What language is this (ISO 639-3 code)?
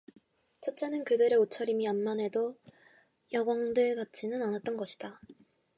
kor